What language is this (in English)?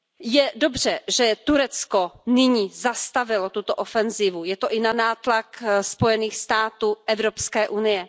Czech